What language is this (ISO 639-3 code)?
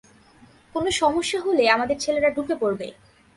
ben